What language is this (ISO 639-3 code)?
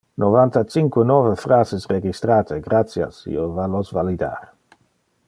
ina